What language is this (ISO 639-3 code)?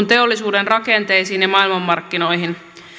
fin